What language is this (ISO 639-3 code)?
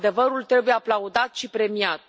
ron